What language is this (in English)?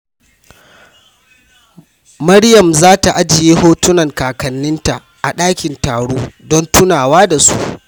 Hausa